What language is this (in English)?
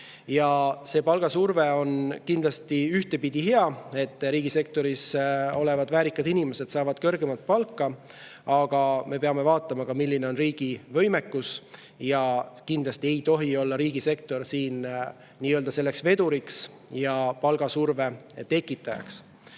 Estonian